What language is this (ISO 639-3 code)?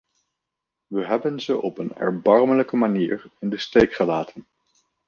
nld